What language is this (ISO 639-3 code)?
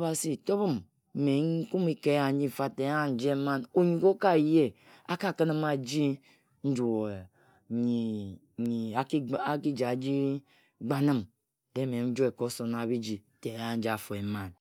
etu